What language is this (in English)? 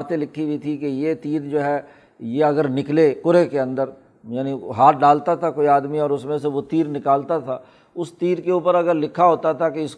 Urdu